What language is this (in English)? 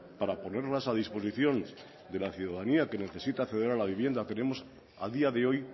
Spanish